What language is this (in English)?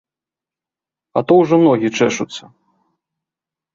Belarusian